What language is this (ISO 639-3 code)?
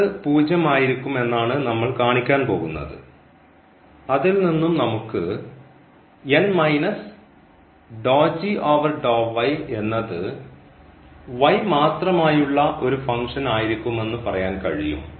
mal